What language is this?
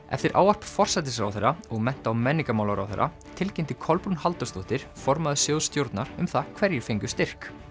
Icelandic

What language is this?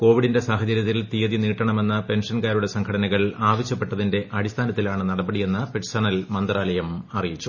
Malayalam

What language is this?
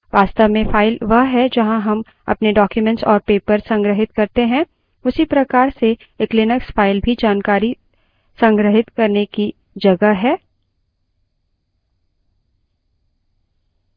Hindi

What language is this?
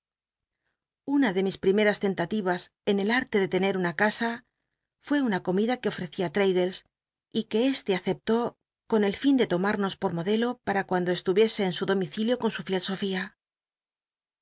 Spanish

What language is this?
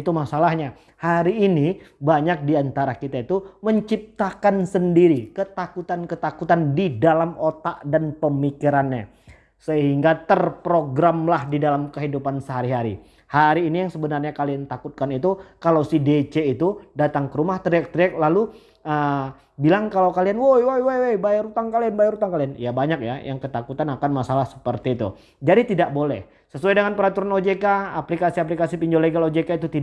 Indonesian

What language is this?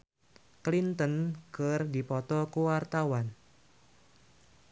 Sundanese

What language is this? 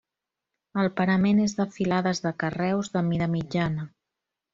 Catalan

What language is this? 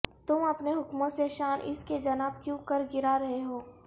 Urdu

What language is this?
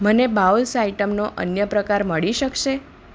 Gujarati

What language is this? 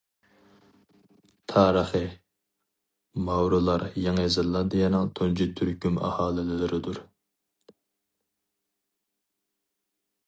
Uyghur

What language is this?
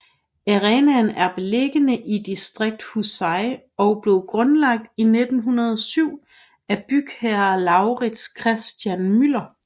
Danish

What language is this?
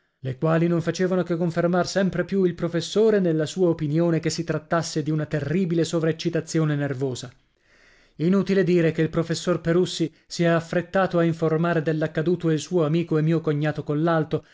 Italian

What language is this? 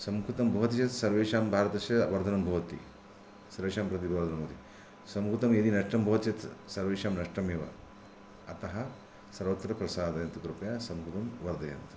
Sanskrit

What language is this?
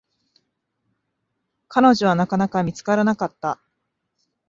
Japanese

